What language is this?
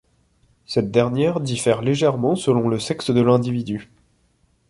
French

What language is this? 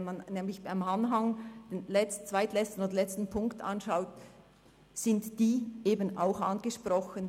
Swiss German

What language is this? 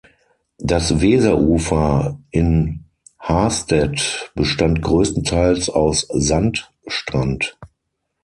German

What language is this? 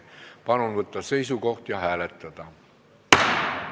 Estonian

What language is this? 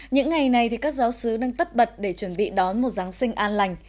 Vietnamese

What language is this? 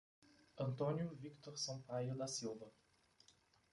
Portuguese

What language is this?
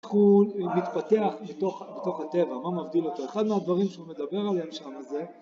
Hebrew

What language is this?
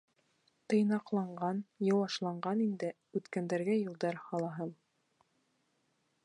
Bashkir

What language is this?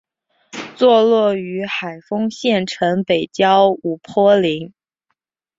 Chinese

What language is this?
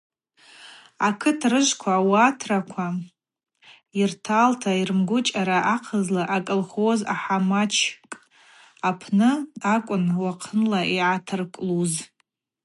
Abaza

